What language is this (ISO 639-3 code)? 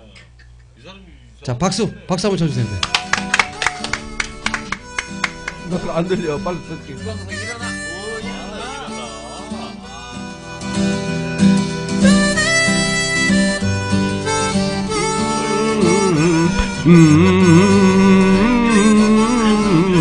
kor